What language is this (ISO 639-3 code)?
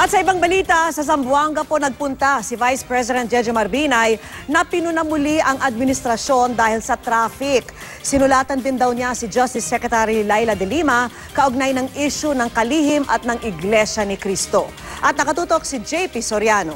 fil